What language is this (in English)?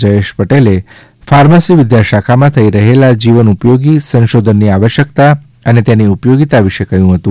Gujarati